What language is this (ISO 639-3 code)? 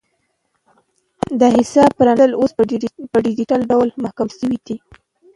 pus